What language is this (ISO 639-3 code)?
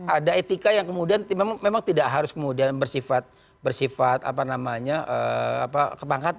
ind